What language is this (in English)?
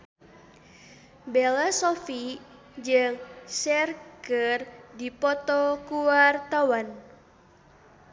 Sundanese